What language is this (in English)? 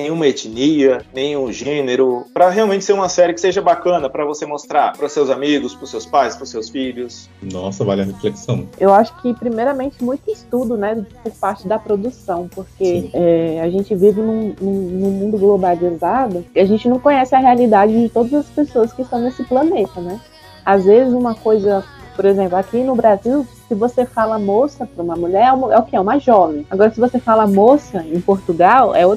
Portuguese